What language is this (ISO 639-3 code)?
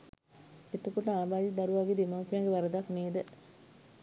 sin